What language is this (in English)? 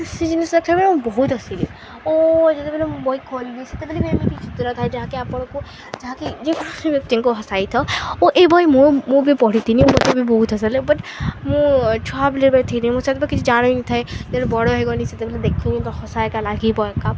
Odia